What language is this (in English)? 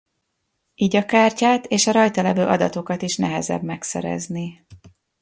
Hungarian